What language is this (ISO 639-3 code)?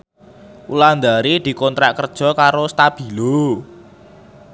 jav